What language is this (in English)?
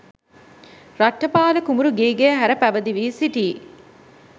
Sinhala